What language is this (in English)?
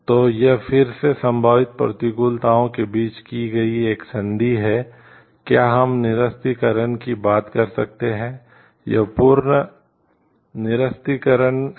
Hindi